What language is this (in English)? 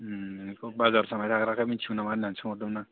Bodo